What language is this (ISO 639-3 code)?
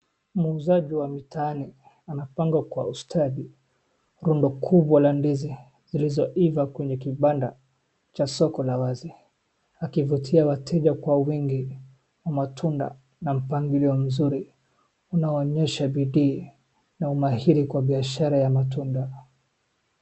swa